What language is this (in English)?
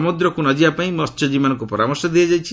Odia